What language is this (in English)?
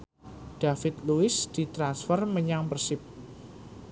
Javanese